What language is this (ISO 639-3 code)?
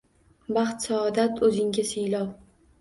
uzb